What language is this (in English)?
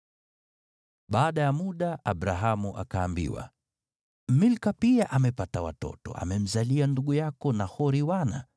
Swahili